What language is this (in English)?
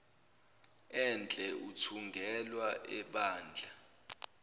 Zulu